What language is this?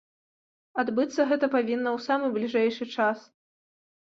Belarusian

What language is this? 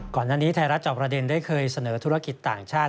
Thai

